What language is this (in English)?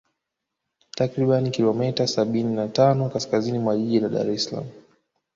Swahili